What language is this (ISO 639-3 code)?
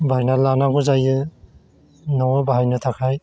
brx